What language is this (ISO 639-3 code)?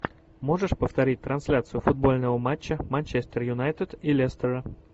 rus